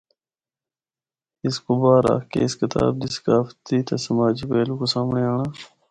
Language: Northern Hindko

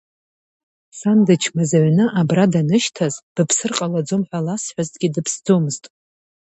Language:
Abkhazian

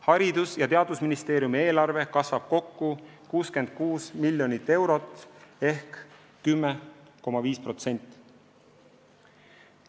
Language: Estonian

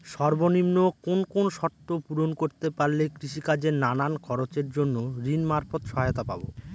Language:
Bangla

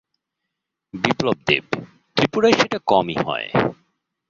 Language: Bangla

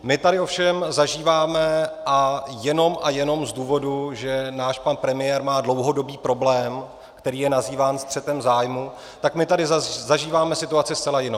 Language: Czech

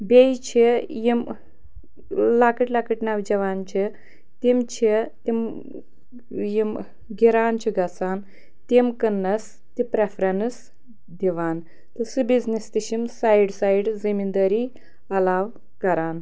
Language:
Kashmiri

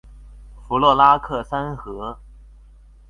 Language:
Chinese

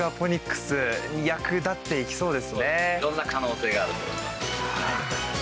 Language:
Japanese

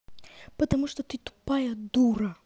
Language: Russian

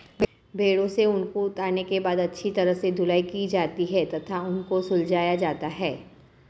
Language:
Hindi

